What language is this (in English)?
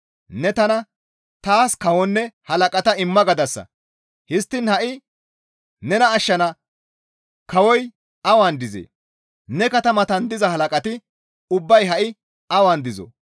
Gamo